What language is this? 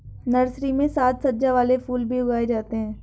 Hindi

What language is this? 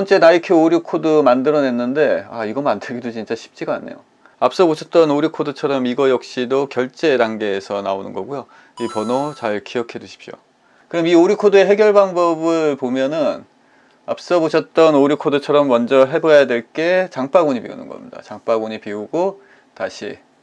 Korean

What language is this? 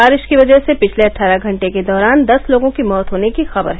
Hindi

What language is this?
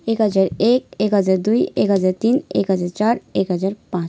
Nepali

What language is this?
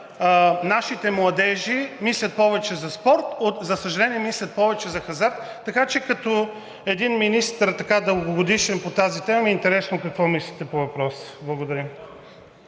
Bulgarian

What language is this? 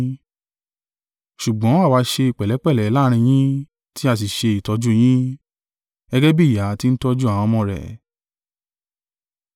Yoruba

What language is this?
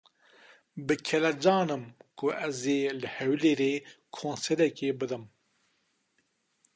Kurdish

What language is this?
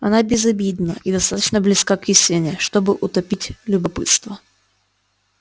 Russian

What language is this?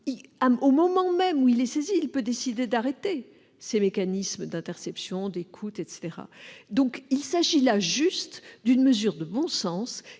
French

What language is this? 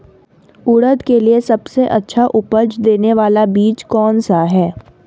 Hindi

